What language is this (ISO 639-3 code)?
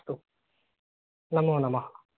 san